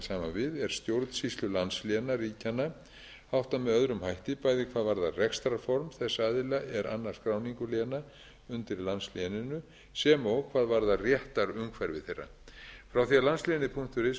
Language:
Icelandic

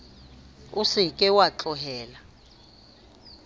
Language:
Southern Sotho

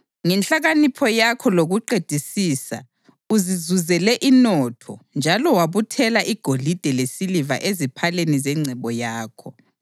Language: North Ndebele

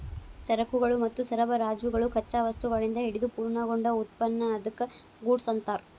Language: Kannada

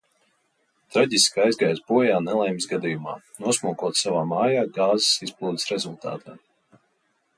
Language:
Latvian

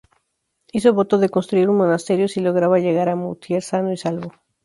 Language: Spanish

